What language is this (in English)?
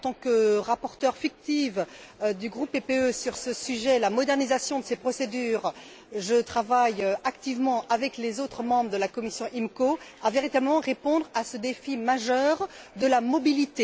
French